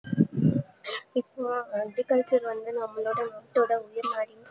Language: Tamil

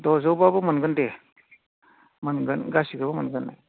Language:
Bodo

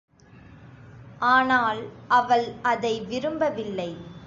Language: Tamil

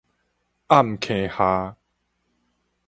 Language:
Min Nan Chinese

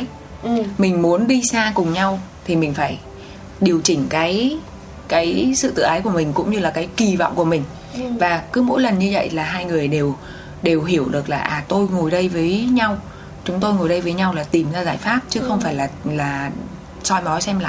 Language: Vietnamese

